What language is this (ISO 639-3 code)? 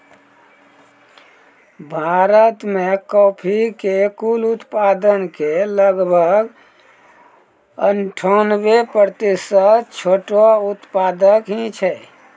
mai